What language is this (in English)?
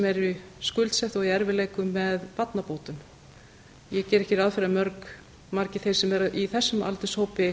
Icelandic